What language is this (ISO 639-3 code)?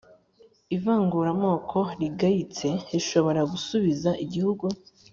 kin